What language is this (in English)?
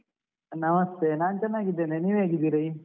Kannada